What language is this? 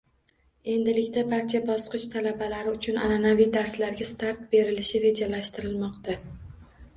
Uzbek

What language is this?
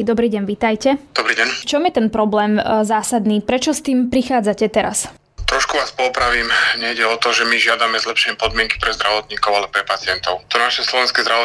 Slovak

